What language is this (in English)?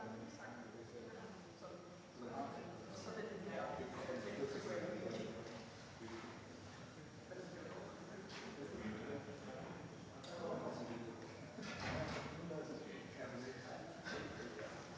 Danish